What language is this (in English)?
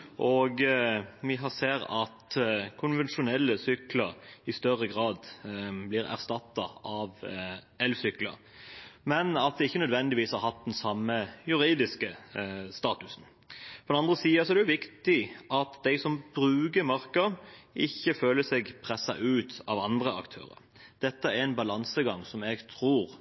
Norwegian Bokmål